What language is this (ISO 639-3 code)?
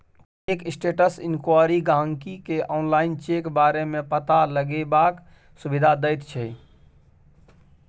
mai